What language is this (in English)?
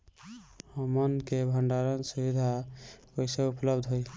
Bhojpuri